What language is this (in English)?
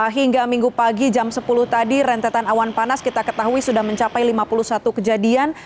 Indonesian